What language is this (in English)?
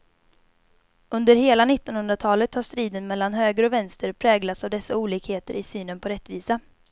Swedish